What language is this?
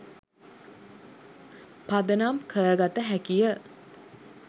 Sinhala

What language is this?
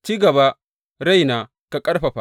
Hausa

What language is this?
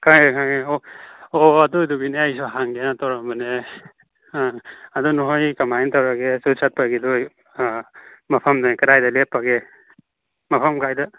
Manipuri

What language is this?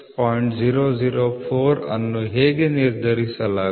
Kannada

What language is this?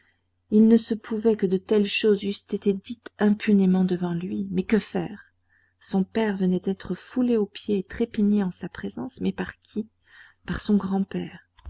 French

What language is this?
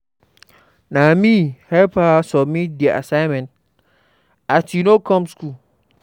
Nigerian Pidgin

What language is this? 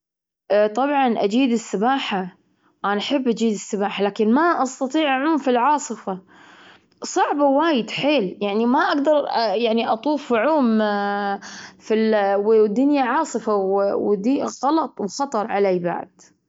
Gulf Arabic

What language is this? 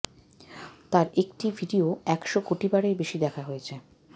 Bangla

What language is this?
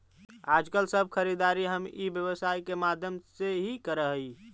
Magahi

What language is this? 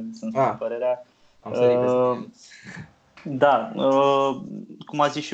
Romanian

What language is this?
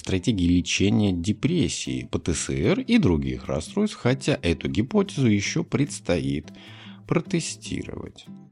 Russian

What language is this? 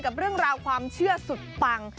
Thai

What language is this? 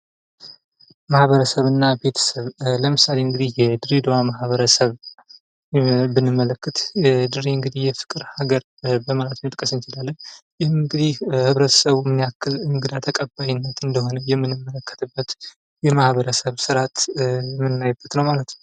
Amharic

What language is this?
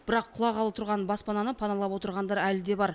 Kazakh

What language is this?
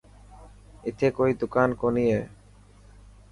Dhatki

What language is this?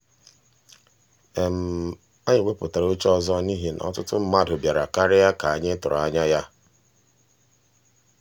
Igbo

